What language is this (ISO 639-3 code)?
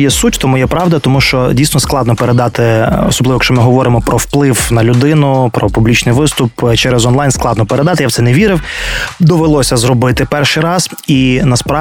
ukr